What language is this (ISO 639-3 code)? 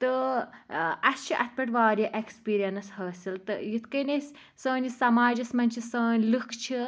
kas